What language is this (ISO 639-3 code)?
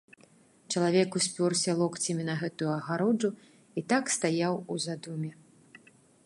bel